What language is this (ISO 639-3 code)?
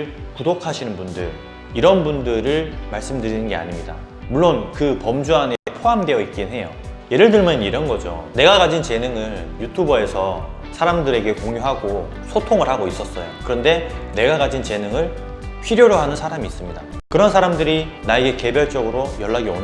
kor